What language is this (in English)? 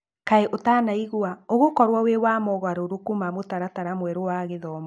Kikuyu